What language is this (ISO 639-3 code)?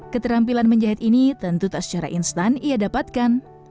ind